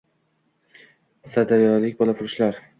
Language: Uzbek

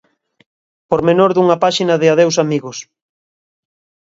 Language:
Galician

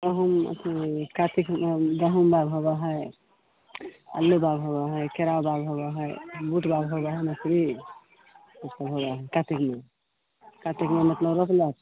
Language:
Maithili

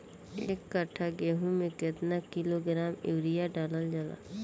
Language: Bhojpuri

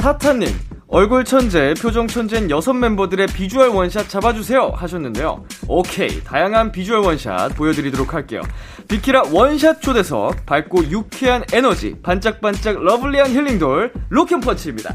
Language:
Korean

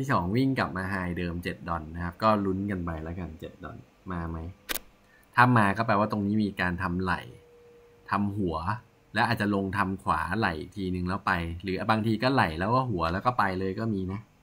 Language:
Thai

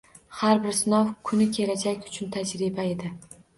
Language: Uzbek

